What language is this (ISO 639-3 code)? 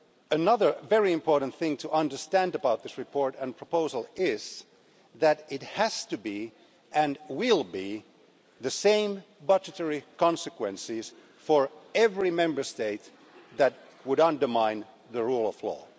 eng